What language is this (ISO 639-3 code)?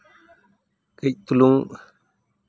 sat